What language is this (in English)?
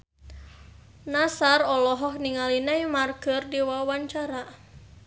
Sundanese